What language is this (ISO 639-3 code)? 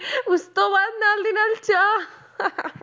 pan